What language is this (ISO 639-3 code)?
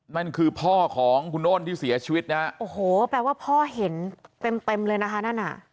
tha